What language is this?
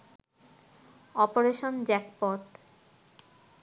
Bangla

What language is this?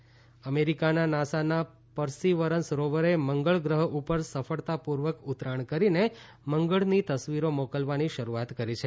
Gujarati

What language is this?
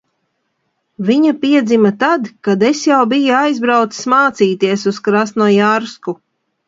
Latvian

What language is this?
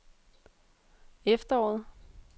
Danish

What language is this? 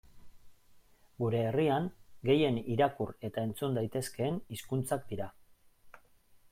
Basque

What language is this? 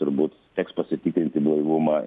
Lithuanian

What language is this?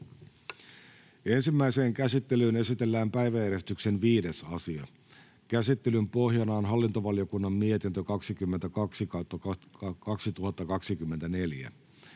Finnish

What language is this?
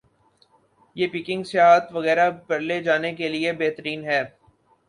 Urdu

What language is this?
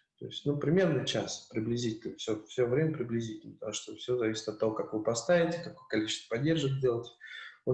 Russian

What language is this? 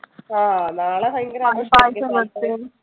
Malayalam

